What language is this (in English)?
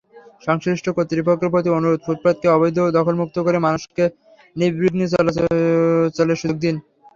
Bangla